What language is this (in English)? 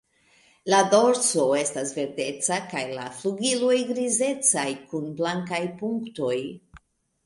Esperanto